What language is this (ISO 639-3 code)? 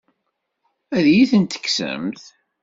kab